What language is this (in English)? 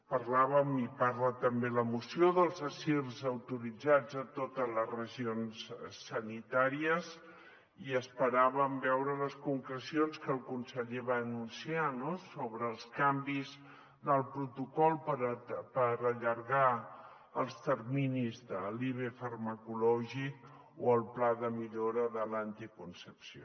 Catalan